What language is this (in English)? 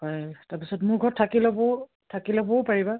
Assamese